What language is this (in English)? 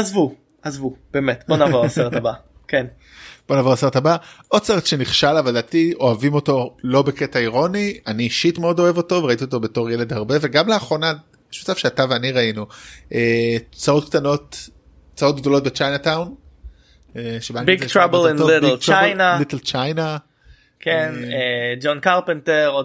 Hebrew